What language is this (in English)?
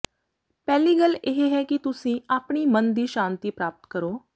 Punjabi